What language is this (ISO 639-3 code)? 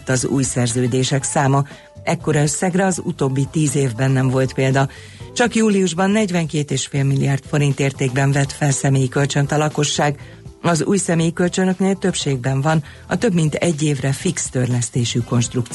hun